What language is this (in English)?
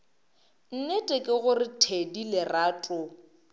Northern Sotho